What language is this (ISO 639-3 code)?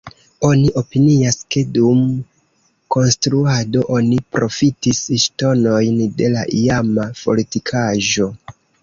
epo